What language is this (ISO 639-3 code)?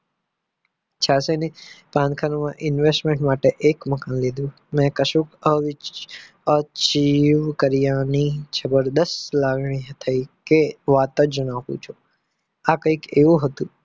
guj